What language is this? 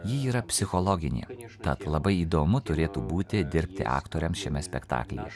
Lithuanian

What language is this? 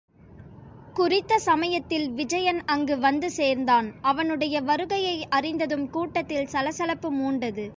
Tamil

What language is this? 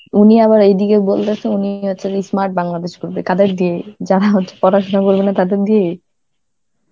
Bangla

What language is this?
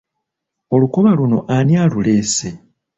Ganda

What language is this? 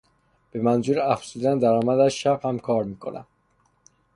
Persian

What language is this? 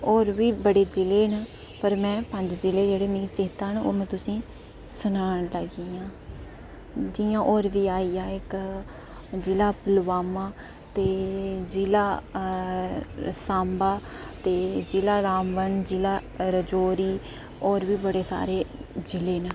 Dogri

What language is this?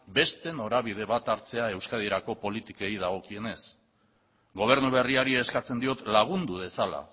Basque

